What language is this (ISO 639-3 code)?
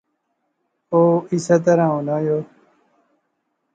phr